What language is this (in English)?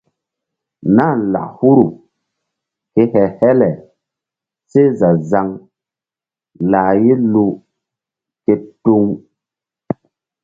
Mbum